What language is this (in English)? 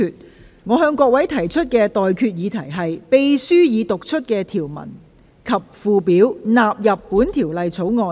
Cantonese